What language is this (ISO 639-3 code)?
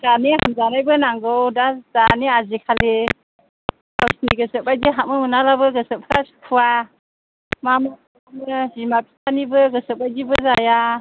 brx